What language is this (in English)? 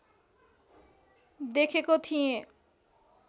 Nepali